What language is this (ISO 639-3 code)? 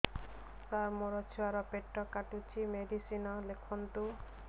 ori